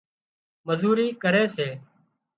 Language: Wadiyara Koli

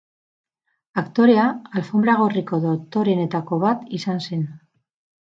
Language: Basque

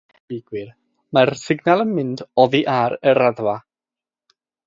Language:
Welsh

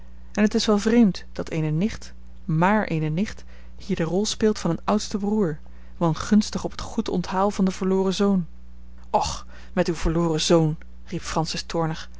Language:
Dutch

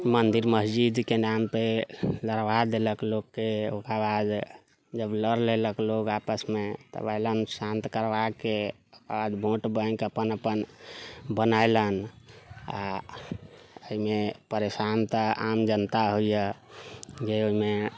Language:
Maithili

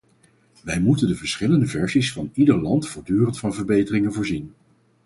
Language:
Dutch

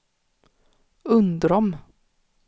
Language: Swedish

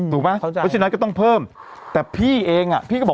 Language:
Thai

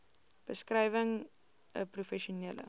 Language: Afrikaans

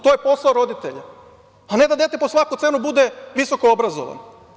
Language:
Serbian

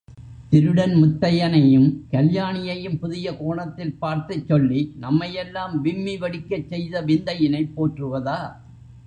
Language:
Tamil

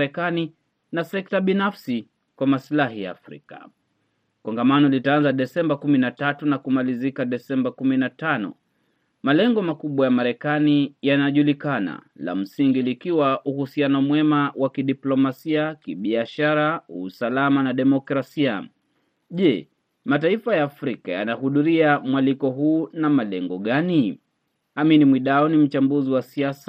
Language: Swahili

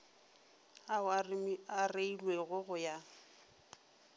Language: Northern Sotho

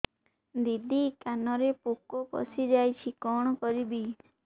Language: Odia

